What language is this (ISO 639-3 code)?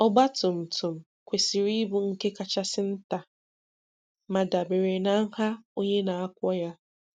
ibo